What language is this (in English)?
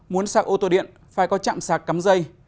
Vietnamese